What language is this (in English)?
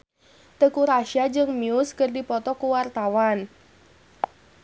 Sundanese